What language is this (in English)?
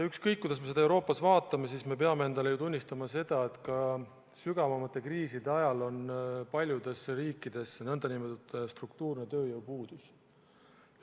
Estonian